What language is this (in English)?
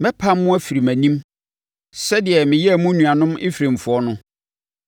Akan